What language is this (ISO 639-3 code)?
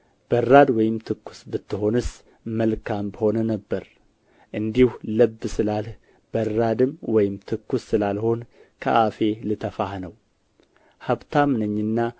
amh